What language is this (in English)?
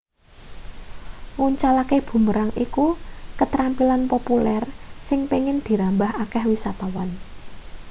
Javanese